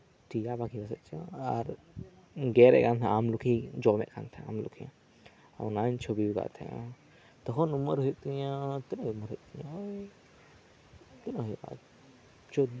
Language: Santali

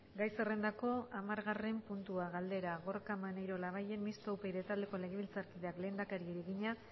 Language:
Basque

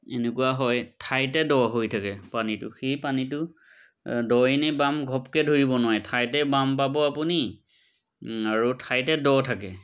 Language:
Assamese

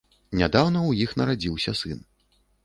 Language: Belarusian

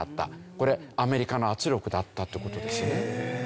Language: Japanese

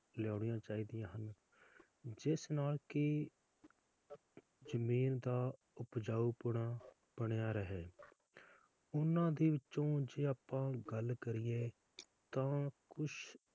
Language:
Punjabi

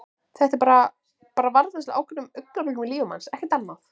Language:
Icelandic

